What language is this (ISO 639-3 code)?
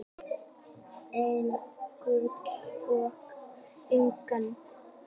isl